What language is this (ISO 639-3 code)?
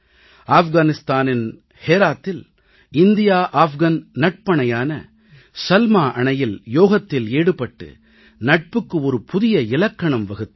tam